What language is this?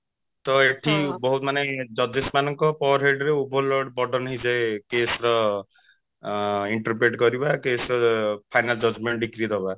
Odia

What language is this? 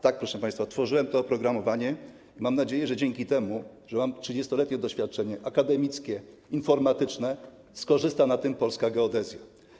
Polish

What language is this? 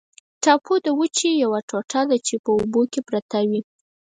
Pashto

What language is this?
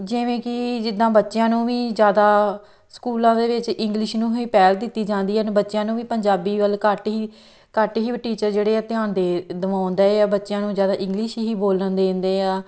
Punjabi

